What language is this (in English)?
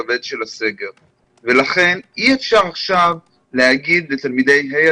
Hebrew